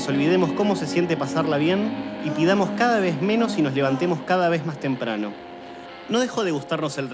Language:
Spanish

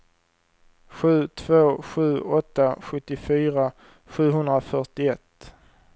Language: Swedish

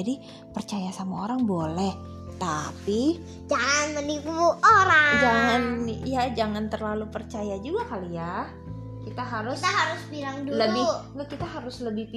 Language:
Indonesian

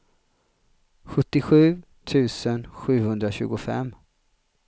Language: Swedish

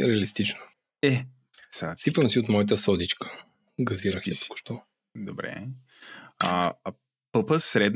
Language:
Bulgarian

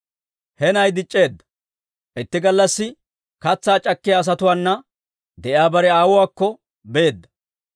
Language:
Dawro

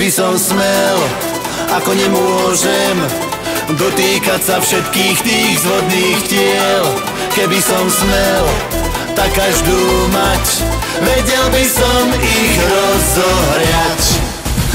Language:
Slovak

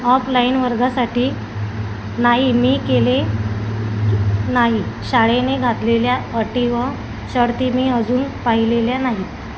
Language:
Marathi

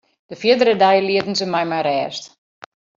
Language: Western Frisian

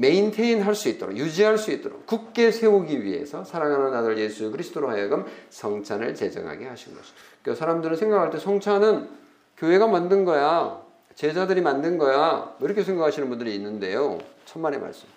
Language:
Korean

